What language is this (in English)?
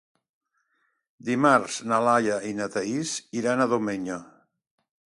Catalan